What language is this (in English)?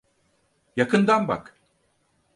Turkish